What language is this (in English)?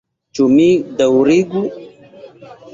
Esperanto